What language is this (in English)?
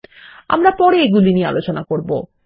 Bangla